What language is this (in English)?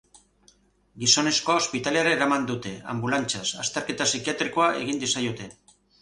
Basque